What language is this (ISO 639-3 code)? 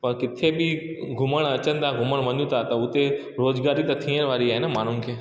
snd